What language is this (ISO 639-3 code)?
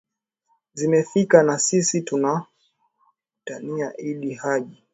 swa